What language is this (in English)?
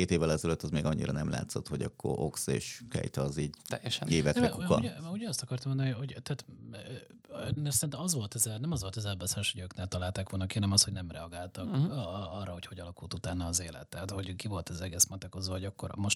Hungarian